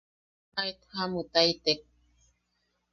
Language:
Yaqui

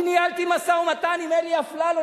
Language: Hebrew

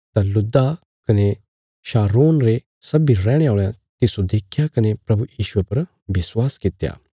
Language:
Bilaspuri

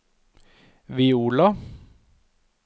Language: Norwegian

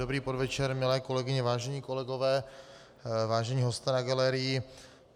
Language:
Czech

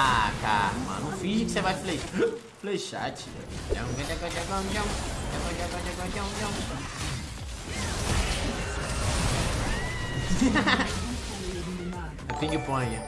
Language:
Portuguese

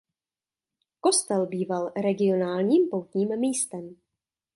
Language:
Czech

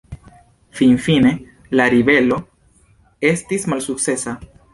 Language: Esperanto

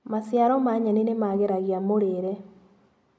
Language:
Kikuyu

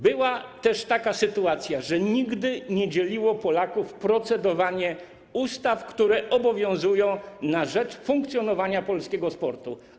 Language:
Polish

